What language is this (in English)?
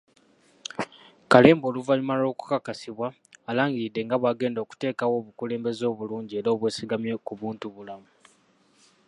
Ganda